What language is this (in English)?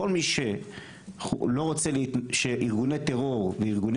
Hebrew